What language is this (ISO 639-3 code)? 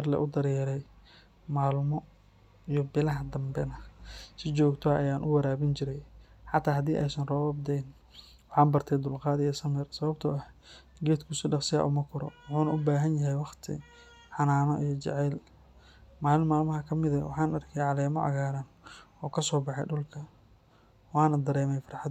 som